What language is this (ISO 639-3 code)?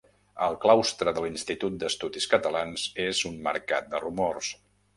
cat